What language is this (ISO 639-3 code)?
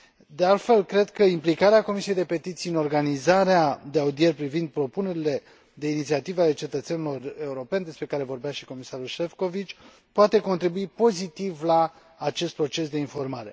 ron